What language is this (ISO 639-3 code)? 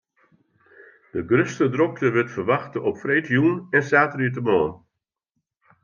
fry